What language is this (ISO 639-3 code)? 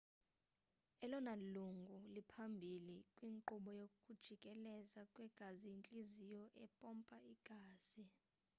xho